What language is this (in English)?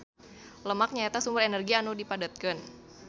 Sundanese